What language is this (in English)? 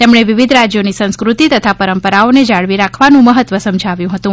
Gujarati